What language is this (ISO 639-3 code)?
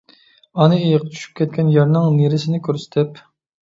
uig